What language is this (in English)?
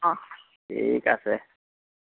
Assamese